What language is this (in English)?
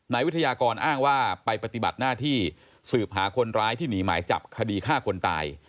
Thai